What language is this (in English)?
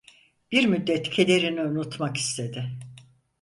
Turkish